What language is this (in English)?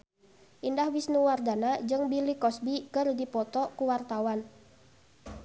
Sundanese